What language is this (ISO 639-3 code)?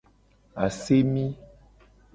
gej